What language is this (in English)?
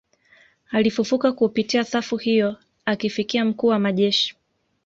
Swahili